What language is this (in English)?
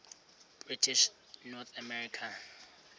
Xhosa